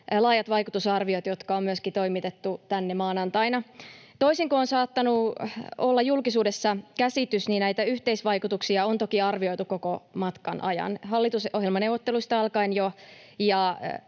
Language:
Finnish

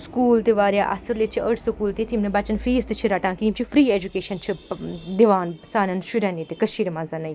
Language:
Kashmiri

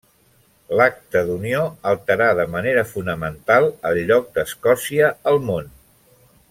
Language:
Catalan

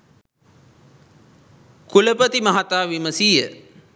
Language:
Sinhala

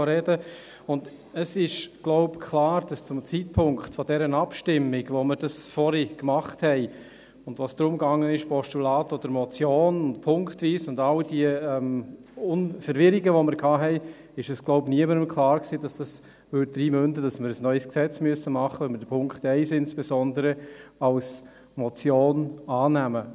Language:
Swiss German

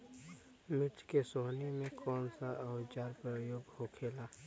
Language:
Bhojpuri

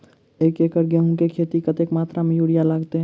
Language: Maithili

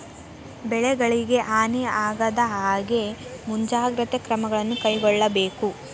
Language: Kannada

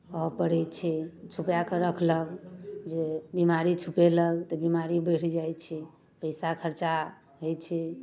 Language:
Maithili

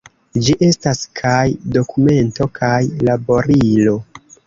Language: Esperanto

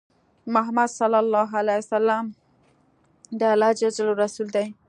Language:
Pashto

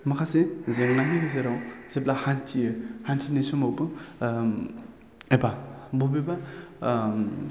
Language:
Bodo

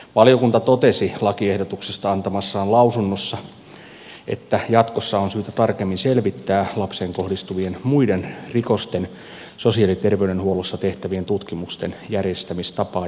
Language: Finnish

